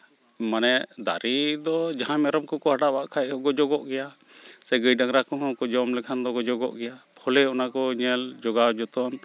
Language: Santali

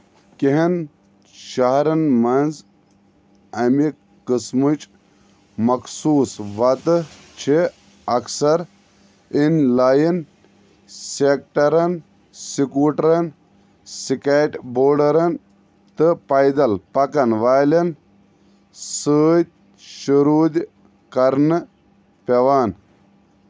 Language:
Kashmiri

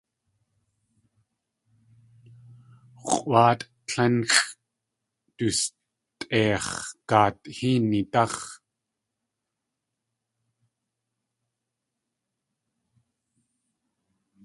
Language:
Tlingit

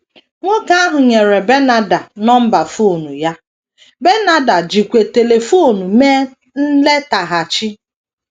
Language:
Igbo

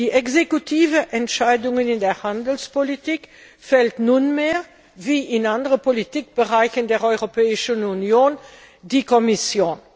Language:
German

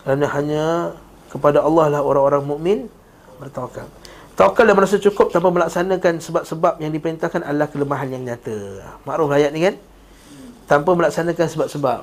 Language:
Malay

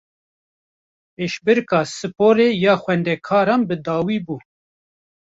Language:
Kurdish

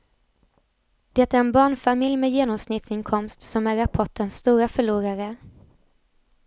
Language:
Swedish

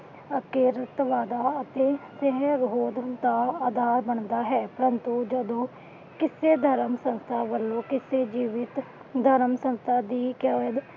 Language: Punjabi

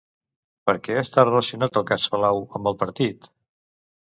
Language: Catalan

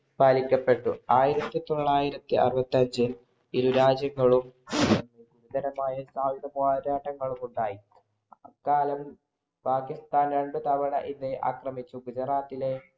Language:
Malayalam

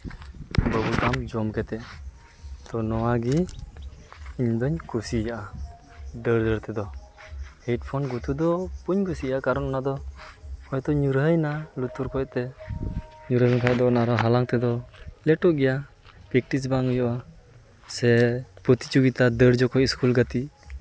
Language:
Santali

